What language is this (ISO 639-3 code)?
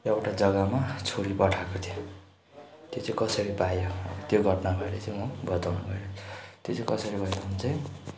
nep